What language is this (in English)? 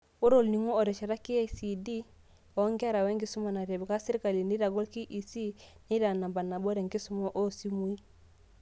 Masai